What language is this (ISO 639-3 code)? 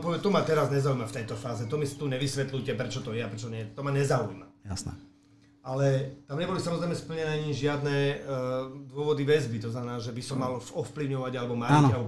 slk